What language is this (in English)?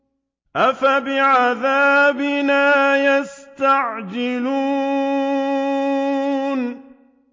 Arabic